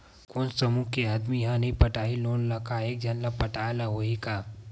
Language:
Chhattisgarhi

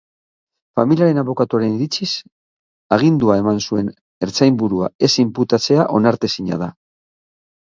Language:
Basque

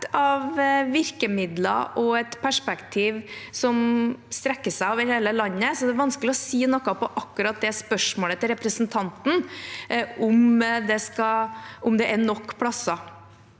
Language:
Norwegian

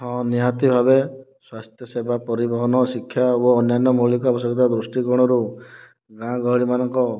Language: Odia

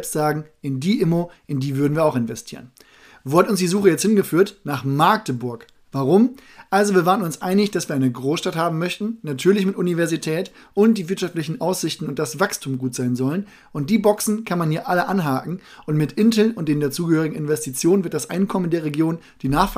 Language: German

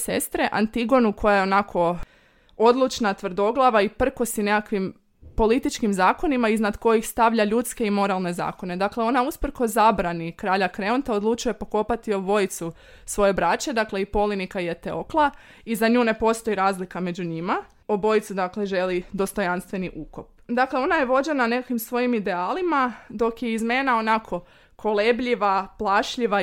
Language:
Croatian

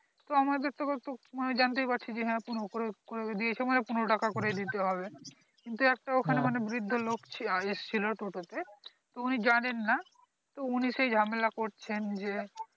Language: Bangla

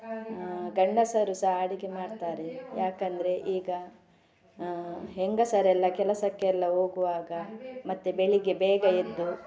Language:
Kannada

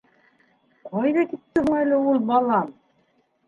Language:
Bashkir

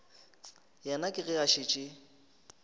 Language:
Northern Sotho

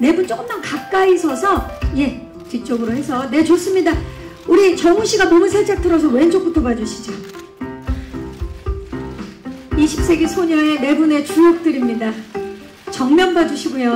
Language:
Korean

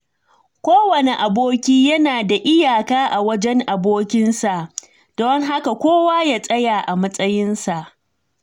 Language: Hausa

